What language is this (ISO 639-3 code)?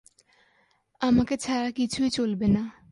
ben